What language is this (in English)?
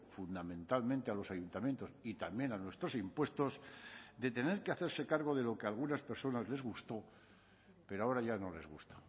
Spanish